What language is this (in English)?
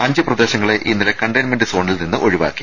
Malayalam